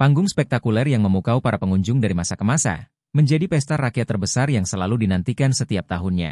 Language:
Indonesian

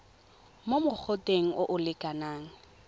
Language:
Tswana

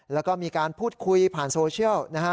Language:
Thai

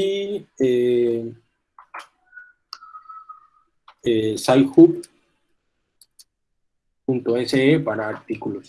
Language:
Spanish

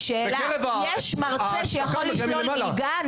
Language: Hebrew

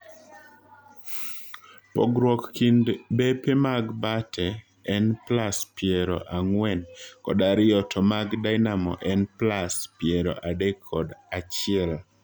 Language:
Luo (Kenya and Tanzania)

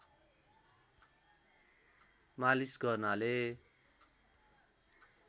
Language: Nepali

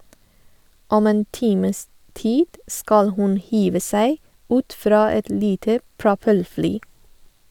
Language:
Norwegian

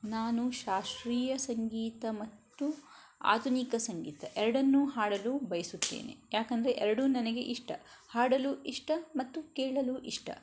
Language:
Kannada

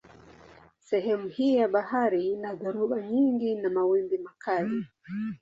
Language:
Swahili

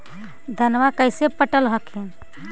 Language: Magahi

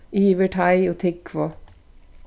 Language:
Faroese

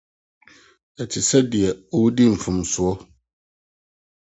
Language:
Akan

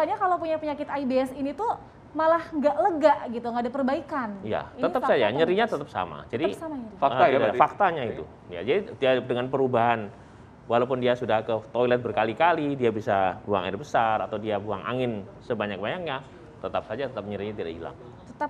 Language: Indonesian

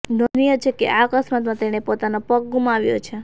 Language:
Gujarati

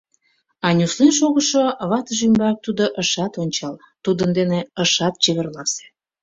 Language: Mari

